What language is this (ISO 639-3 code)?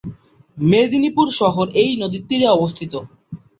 ben